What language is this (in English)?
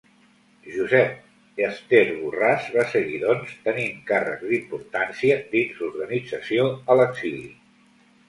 Catalan